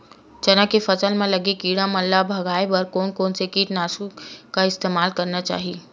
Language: Chhattisgarhi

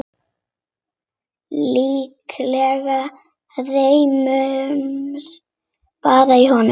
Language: Icelandic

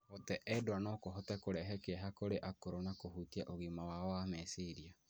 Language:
Kikuyu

